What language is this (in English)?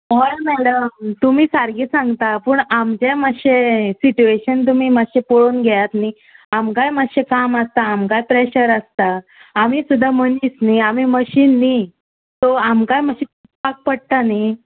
Konkani